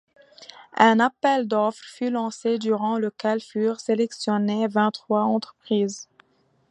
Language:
French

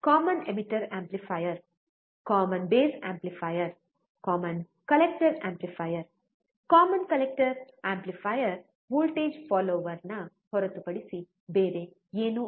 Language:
Kannada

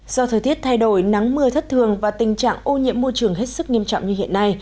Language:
Vietnamese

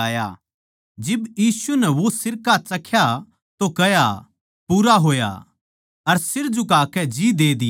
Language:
Haryanvi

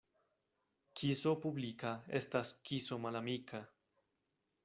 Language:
Esperanto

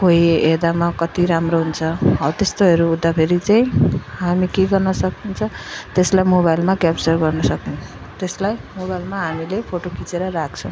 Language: Nepali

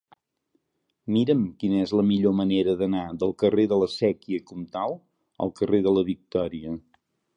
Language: Catalan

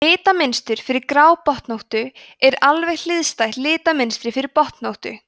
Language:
Icelandic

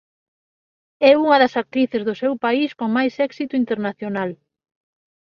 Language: Galician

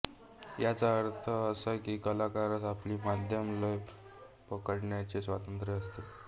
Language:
Marathi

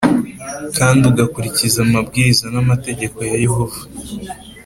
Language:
Kinyarwanda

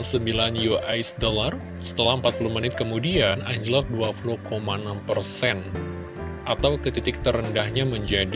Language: Indonesian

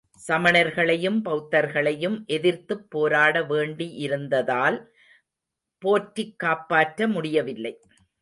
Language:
Tamil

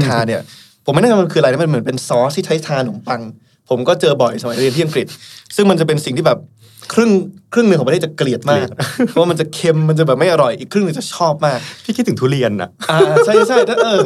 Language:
Thai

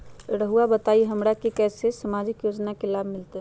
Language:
Magahi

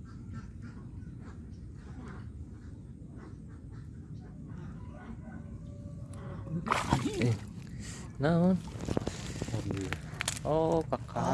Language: Indonesian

